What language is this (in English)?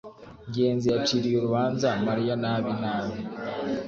Kinyarwanda